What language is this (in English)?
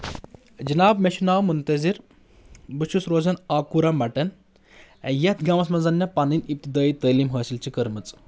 Kashmiri